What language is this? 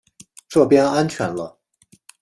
Chinese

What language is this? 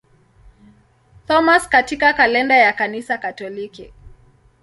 Swahili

